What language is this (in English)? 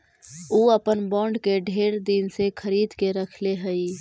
Magahi